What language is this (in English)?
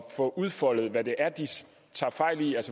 Danish